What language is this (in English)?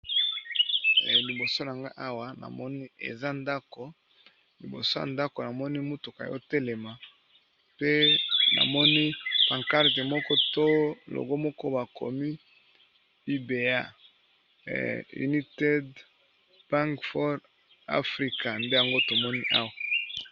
Lingala